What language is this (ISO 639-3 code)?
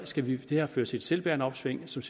dan